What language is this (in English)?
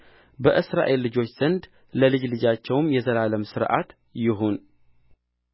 Amharic